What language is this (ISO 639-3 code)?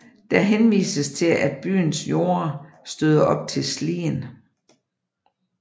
dan